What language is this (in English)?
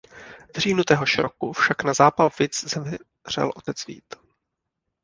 Czech